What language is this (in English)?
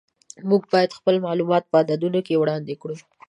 Pashto